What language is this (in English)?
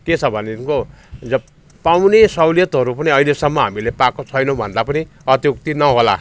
Nepali